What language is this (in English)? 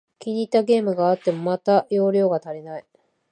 Japanese